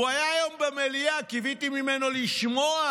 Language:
Hebrew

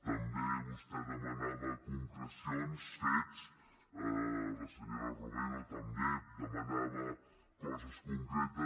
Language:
Catalan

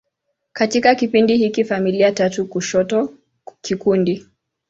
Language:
Swahili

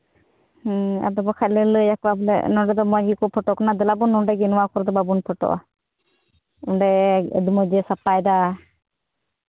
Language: Santali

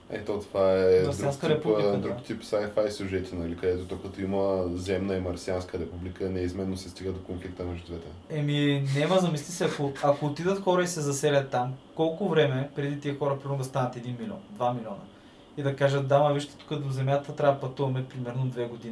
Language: Bulgarian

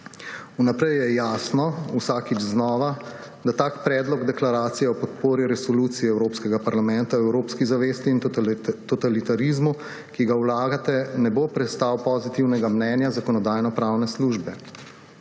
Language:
Slovenian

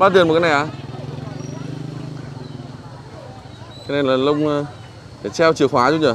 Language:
Vietnamese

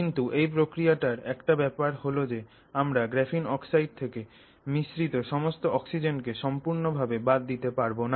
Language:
Bangla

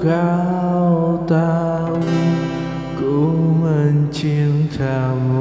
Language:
Indonesian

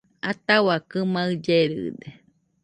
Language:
Nüpode Huitoto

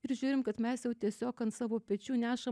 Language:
Lithuanian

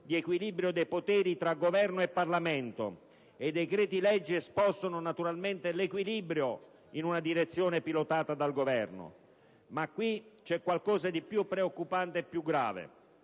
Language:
Italian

